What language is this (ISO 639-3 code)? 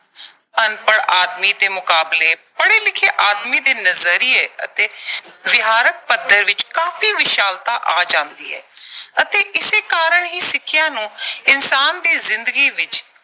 pan